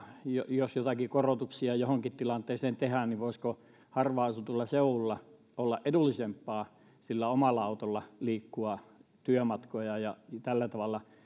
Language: Finnish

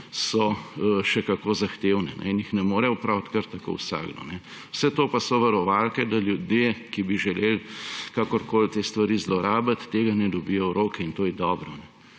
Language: Slovenian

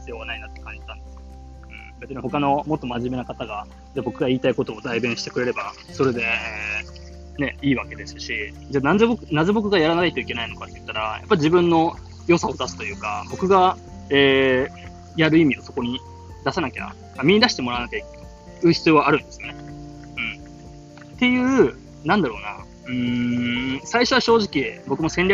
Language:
Japanese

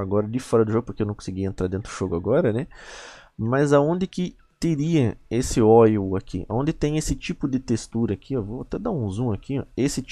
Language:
Portuguese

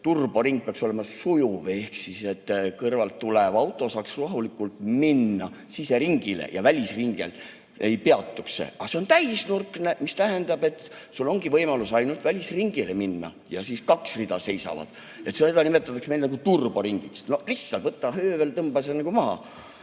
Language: Estonian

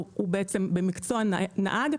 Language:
Hebrew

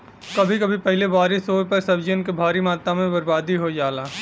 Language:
Bhojpuri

